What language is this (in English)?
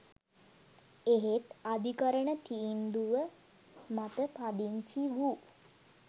Sinhala